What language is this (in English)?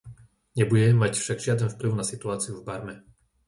Slovak